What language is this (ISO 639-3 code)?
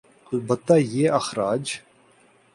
urd